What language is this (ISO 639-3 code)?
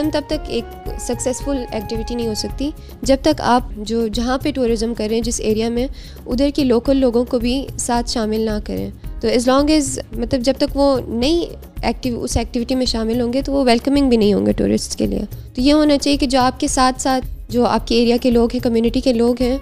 urd